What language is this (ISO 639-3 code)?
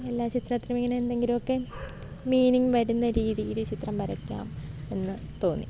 mal